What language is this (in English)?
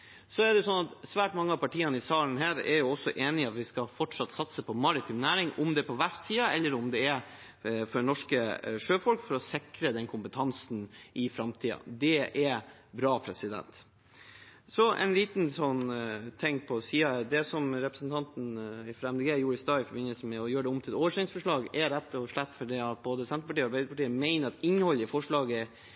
Norwegian Bokmål